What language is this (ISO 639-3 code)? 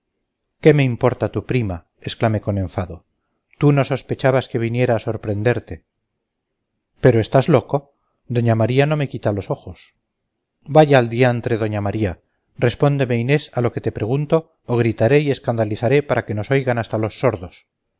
spa